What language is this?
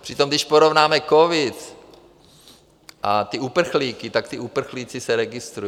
Czech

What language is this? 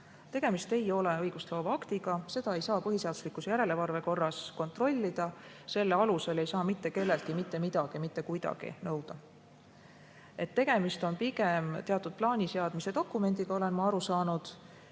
Estonian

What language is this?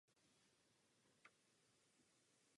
Czech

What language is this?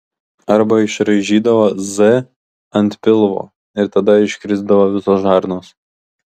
Lithuanian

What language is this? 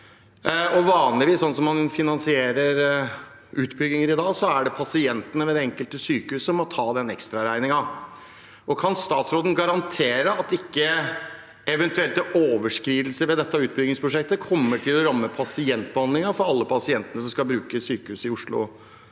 Norwegian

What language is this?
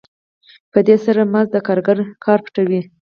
Pashto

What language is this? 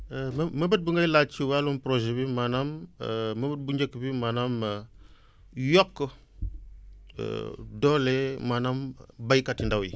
Wolof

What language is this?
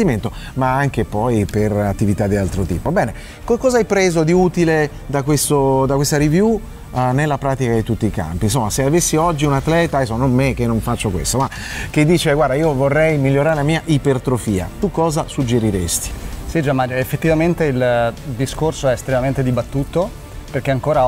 Italian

